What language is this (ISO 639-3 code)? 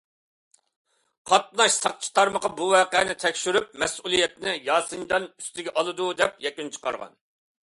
uig